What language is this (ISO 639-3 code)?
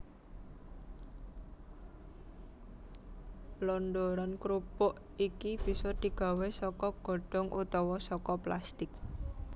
jav